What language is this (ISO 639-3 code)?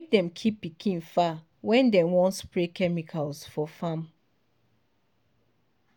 pcm